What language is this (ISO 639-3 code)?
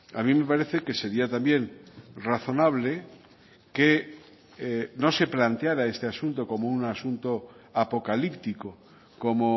spa